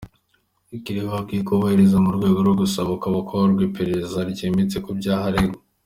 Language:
Kinyarwanda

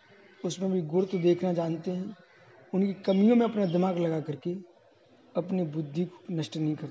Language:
Hindi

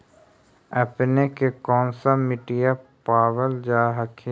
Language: Magahi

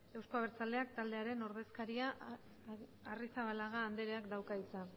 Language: Basque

